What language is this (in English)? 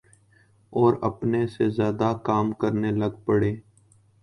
Urdu